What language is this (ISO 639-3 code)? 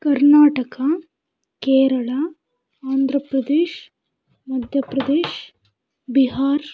kan